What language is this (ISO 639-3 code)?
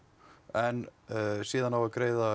isl